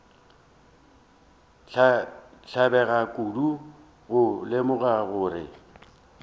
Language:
Northern Sotho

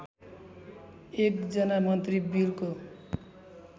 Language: Nepali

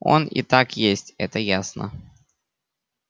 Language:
Russian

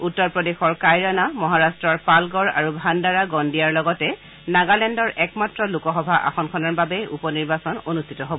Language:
Assamese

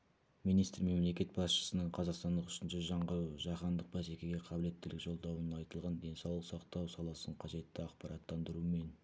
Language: Kazakh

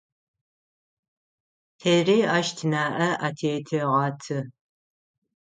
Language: Adyghe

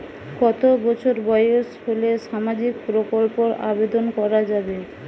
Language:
Bangla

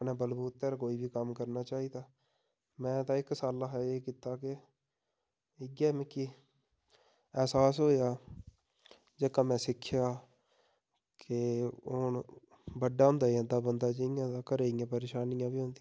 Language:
Dogri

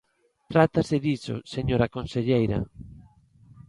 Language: Galician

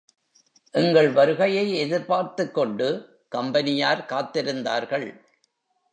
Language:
Tamil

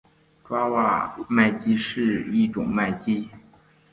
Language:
Chinese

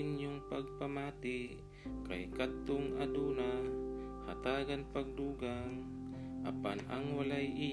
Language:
Filipino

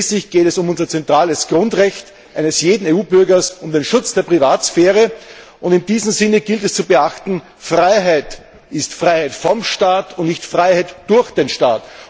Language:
German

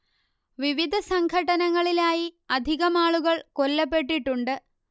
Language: Malayalam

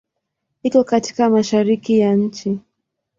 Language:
Swahili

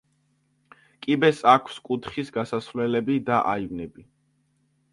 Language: Georgian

